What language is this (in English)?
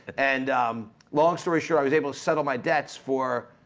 English